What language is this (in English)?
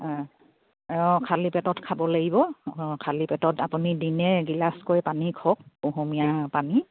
Assamese